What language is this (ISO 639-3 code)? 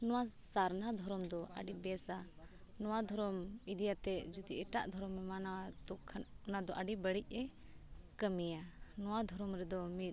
sat